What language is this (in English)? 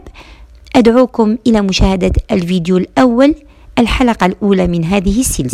Arabic